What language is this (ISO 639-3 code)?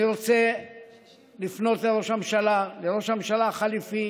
heb